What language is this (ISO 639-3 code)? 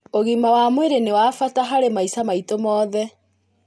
kik